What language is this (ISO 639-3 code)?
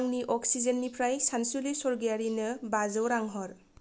brx